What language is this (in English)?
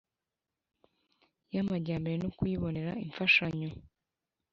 Kinyarwanda